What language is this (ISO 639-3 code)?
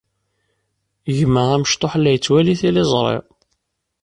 kab